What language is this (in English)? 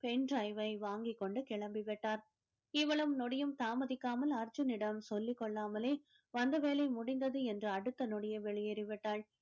Tamil